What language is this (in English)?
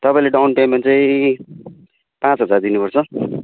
Nepali